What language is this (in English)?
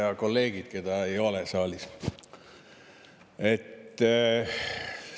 Estonian